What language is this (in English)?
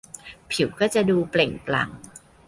Thai